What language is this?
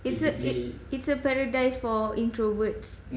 English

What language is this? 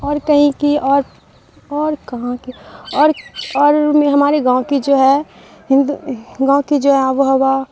Urdu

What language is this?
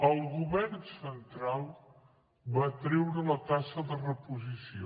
Catalan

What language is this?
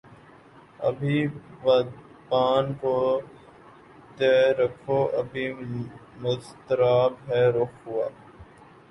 Urdu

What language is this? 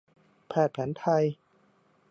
Thai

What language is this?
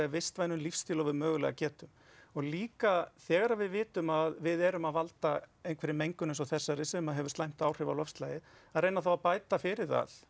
Icelandic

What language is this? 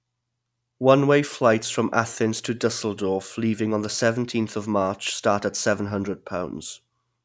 English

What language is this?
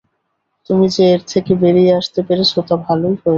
Bangla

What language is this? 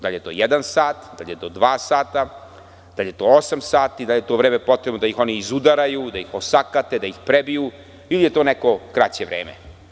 Serbian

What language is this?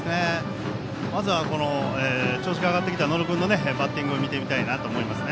Japanese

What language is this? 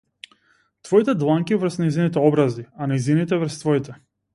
Macedonian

